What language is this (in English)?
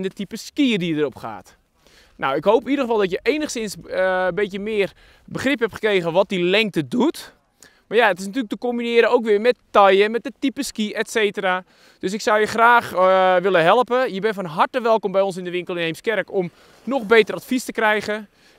Dutch